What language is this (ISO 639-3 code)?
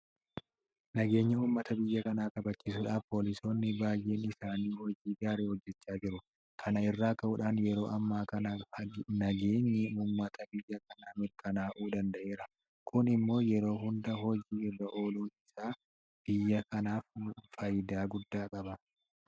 orm